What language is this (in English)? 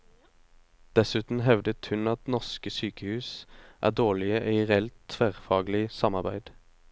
Norwegian